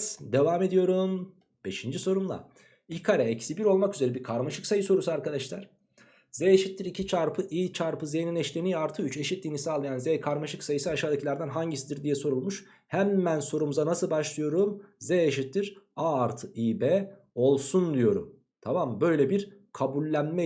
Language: Turkish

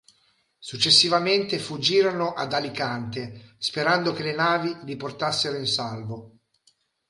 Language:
Italian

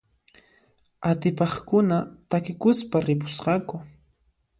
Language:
Puno Quechua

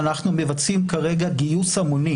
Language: Hebrew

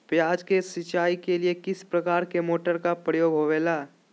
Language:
Magahi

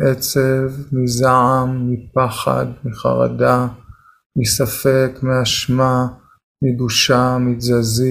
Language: Hebrew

